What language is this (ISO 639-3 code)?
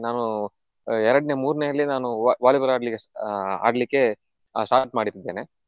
kan